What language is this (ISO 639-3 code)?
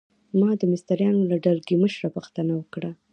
pus